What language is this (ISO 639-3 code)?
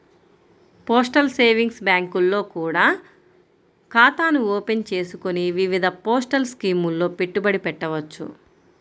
tel